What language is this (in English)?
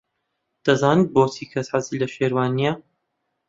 Central Kurdish